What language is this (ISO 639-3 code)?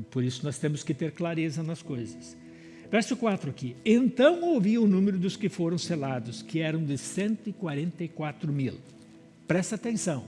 por